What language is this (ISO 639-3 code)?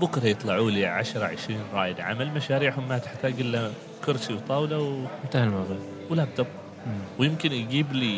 ara